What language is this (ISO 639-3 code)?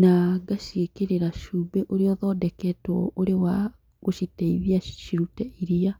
kik